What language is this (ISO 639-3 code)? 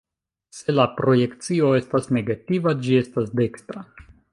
epo